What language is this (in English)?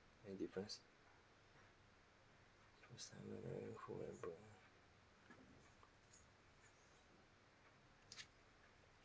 English